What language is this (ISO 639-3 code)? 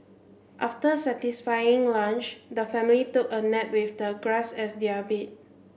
eng